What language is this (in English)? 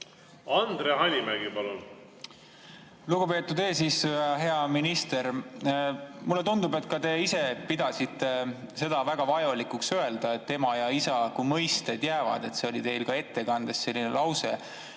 Estonian